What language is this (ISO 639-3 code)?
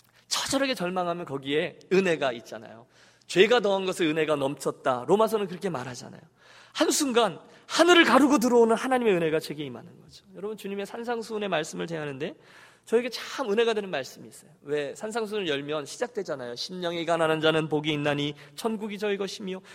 kor